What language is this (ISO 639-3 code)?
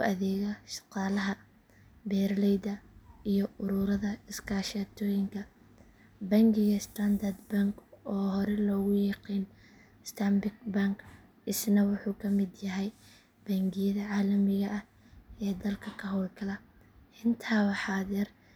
som